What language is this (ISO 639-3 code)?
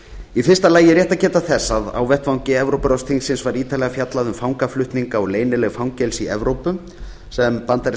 isl